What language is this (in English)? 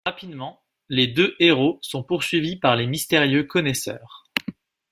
French